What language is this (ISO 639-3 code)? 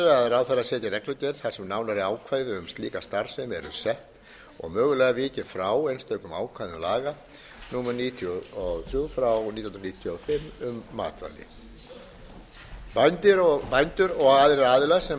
isl